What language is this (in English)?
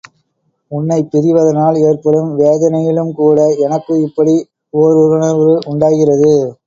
Tamil